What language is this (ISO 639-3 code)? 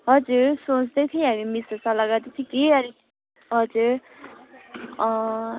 nep